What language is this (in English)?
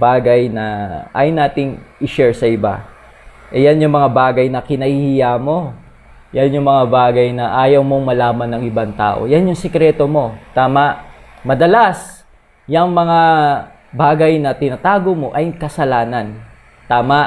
Filipino